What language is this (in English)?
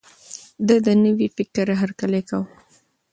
Pashto